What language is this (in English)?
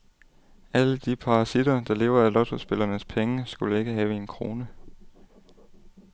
Danish